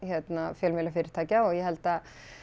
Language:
Icelandic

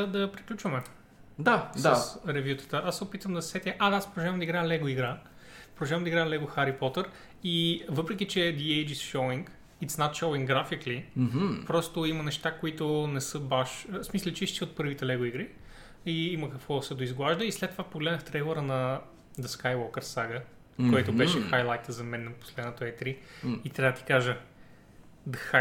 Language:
Bulgarian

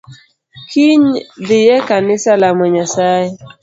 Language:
Luo (Kenya and Tanzania)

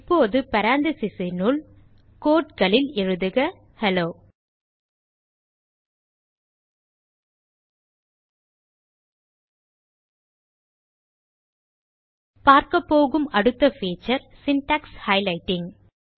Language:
Tamil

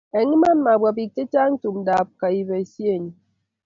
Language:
Kalenjin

